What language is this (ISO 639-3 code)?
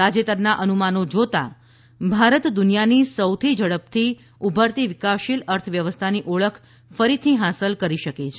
guj